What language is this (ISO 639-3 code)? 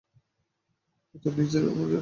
ben